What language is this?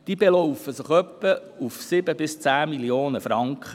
Swiss German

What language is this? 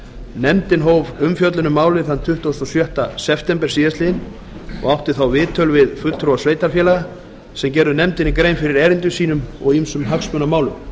Icelandic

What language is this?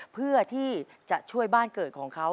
Thai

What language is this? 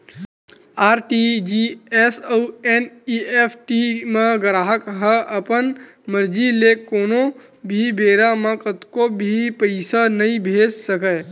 Chhattisgarhi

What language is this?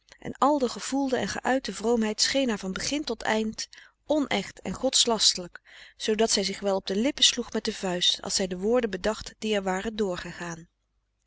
Dutch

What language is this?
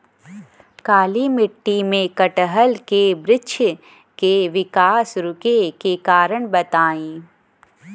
Bhojpuri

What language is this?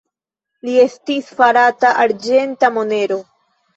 Esperanto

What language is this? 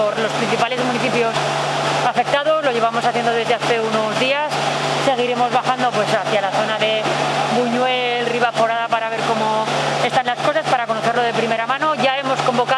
Spanish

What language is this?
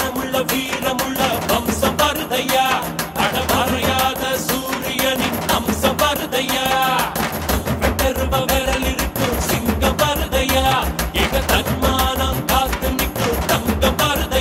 Arabic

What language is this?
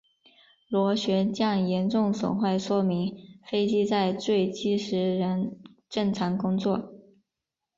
Chinese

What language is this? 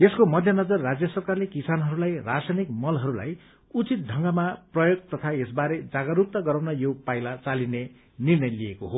Nepali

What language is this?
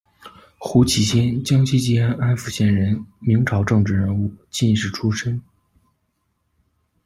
Chinese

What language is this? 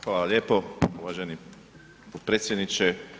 Croatian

